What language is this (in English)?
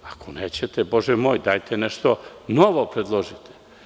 Serbian